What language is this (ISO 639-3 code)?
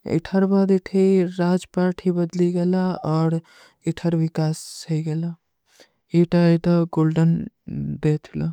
uki